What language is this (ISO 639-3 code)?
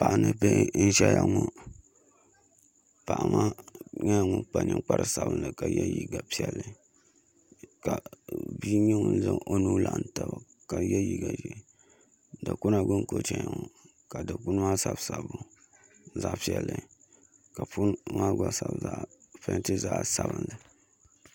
dag